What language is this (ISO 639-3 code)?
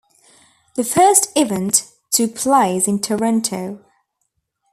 eng